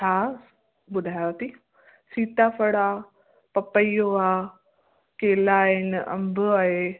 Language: Sindhi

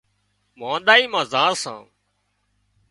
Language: Wadiyara Koli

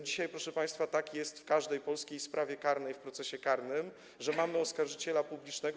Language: Polish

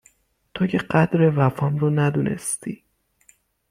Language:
Persian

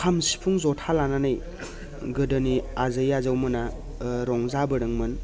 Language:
Bodo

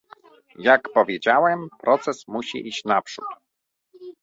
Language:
Polish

